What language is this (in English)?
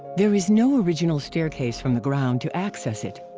English